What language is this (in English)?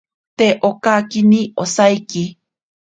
Ashéninka Perené